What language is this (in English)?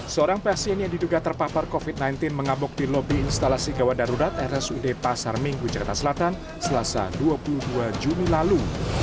Indonesian